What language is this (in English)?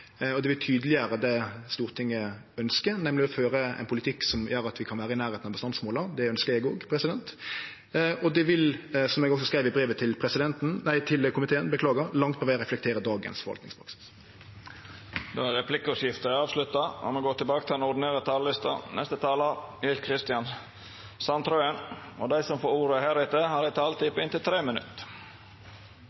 Norwegian